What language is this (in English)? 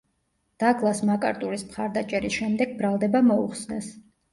Georgian